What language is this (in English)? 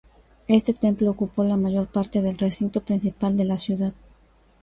Spanish